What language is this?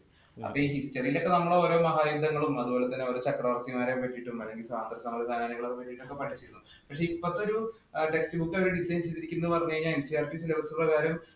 Malayalam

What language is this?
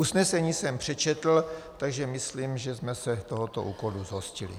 Czech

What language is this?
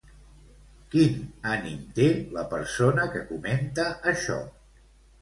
Catalan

